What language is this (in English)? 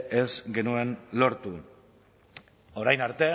Basque